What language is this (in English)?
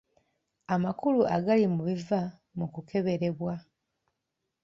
Ganda